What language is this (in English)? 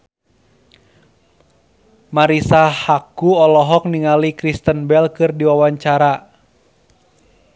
Sundanese